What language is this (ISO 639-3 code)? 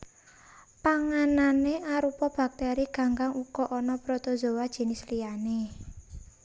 jav